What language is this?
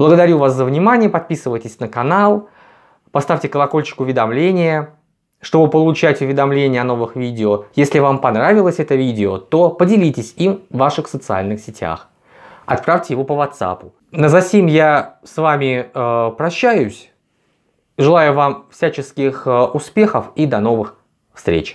Russian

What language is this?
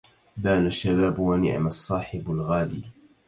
Arabic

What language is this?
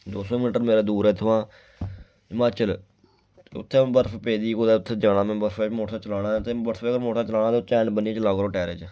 Dogri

